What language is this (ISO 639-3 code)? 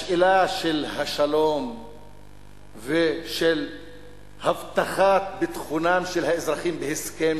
heb